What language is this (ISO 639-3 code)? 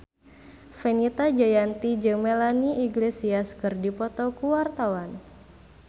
sun